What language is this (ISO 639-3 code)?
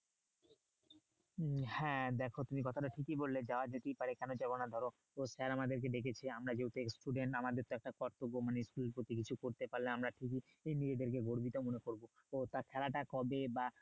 ben